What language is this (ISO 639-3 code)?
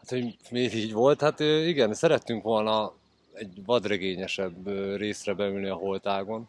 hun